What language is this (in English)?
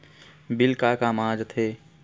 Chhattisgarhi